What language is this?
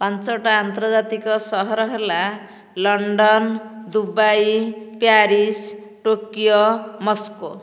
Odia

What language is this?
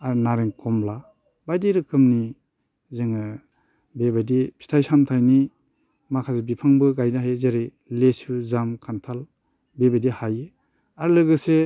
Bodo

